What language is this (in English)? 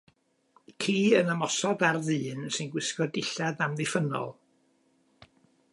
Welsh